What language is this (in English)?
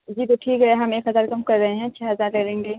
Urdu